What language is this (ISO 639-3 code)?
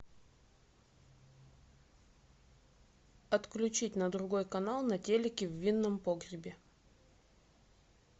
rus